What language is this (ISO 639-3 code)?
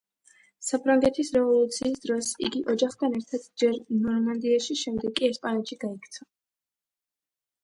kat